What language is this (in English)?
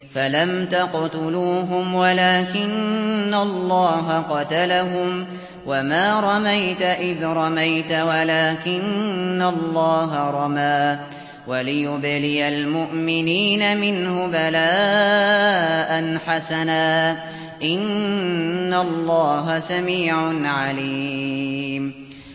Arabic